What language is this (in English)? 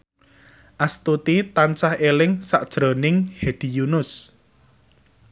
Javanese